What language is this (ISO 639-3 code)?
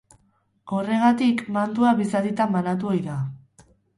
eus